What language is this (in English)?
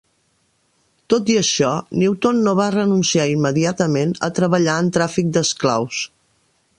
Catalan